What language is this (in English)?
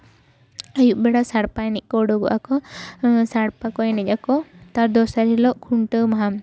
Santali